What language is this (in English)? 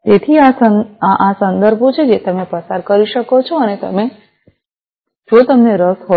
Gujarati